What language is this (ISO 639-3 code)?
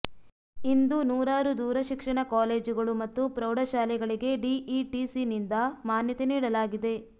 kan